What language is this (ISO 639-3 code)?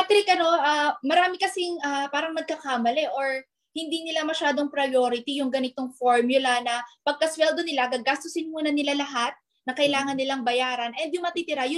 fil